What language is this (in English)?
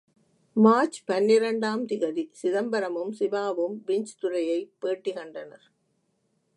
Tamil